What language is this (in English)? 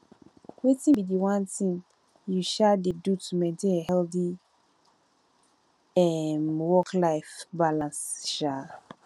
Nigerian Pidgin